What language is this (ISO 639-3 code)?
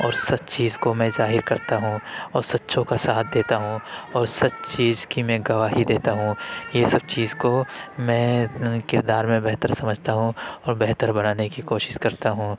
urd